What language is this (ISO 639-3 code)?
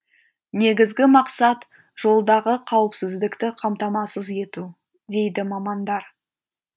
kaz